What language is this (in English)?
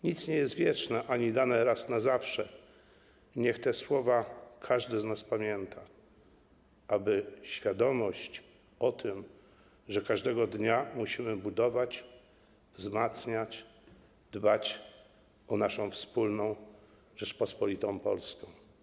Polish